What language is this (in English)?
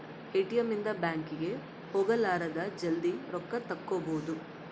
Kannada